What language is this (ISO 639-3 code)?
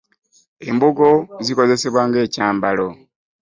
lug